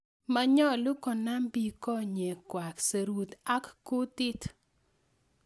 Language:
Kalenjin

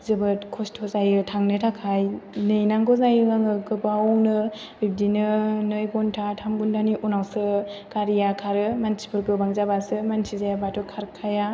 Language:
Bodo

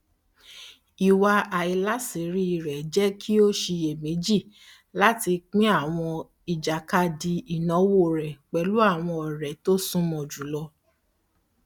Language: Yoruba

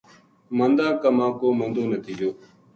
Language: Gujari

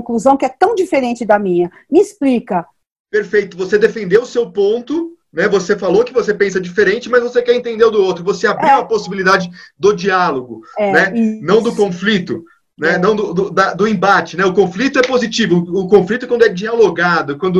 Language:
Portuguese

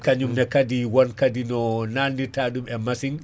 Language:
Fula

